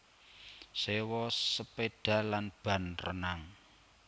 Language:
Javanese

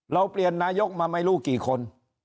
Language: Thai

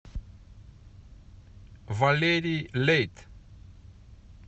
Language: Russian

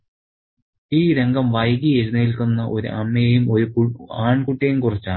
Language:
Malayalam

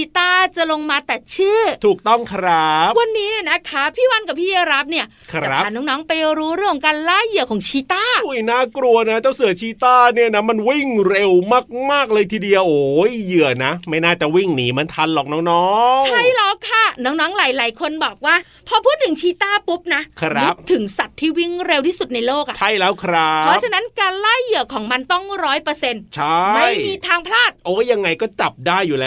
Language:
Thai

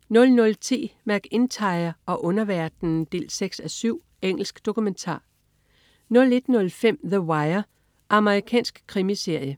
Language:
Danish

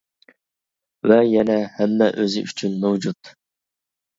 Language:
Uyghur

